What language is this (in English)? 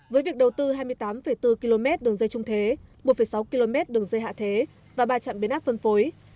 Vietnamese